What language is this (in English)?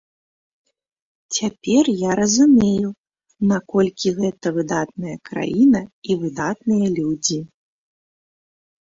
Belarusian